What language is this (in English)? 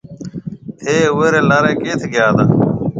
Marwari (Pakistan)